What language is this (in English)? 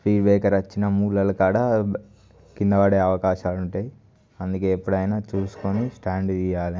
Telugu